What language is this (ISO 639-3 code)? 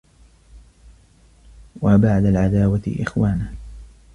ara